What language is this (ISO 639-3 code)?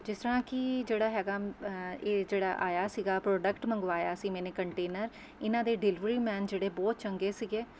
pan